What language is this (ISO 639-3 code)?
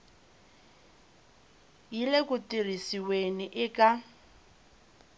tso